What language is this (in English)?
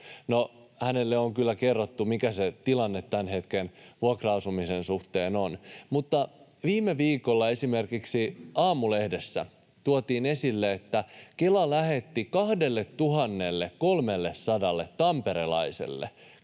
Finnish